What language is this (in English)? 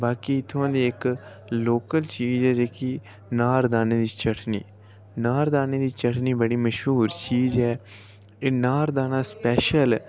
Dogri